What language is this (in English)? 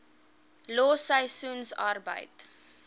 Afrikaans